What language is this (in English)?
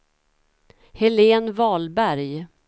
Swedish